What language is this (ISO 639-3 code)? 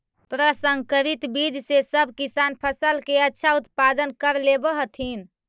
mag